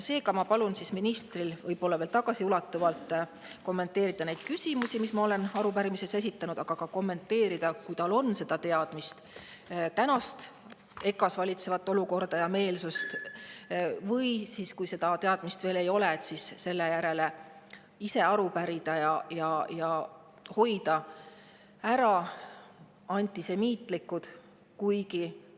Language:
Estonian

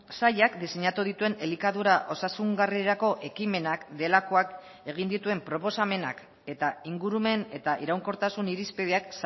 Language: Basque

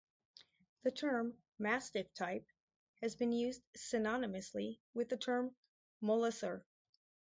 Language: English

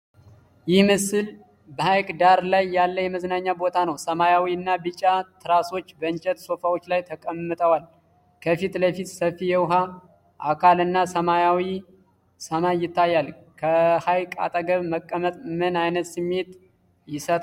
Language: Amharic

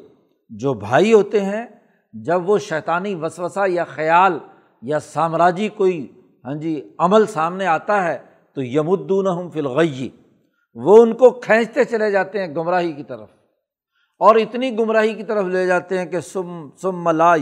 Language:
Urdu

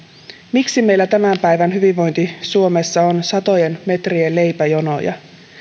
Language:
Finnish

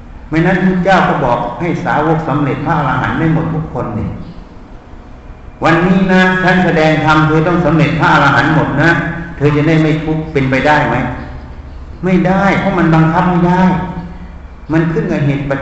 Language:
Thai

